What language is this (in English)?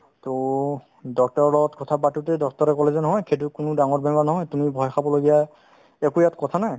Assamese